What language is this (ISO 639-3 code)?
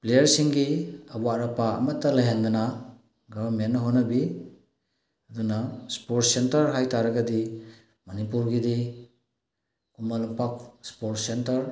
mni